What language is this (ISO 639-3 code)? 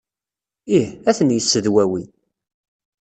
kab